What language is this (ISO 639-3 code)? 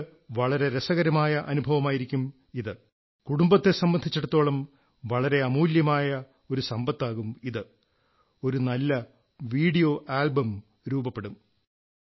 mal